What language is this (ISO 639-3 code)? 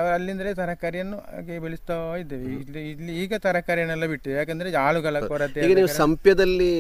kan